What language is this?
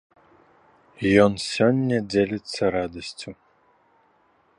Belarusian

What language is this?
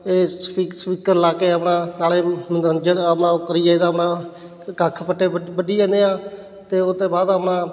Punjabi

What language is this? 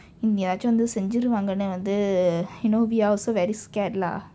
English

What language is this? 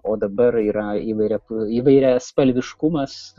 Lithuanian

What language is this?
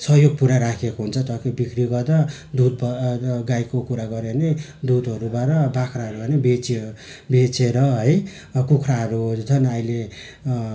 Nepali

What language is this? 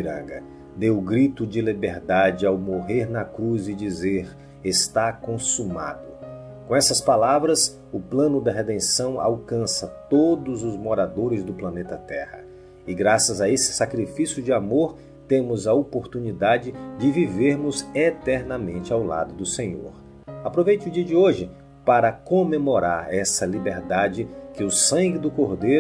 Portuguese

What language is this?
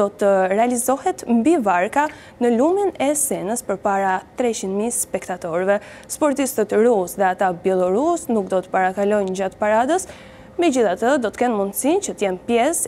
Romanian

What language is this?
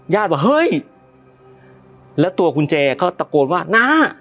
Thai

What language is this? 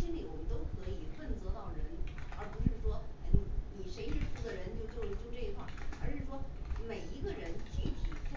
Chinese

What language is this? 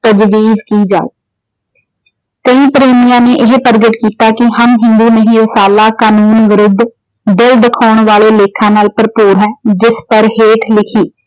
Punjabi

